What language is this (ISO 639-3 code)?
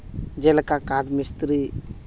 sat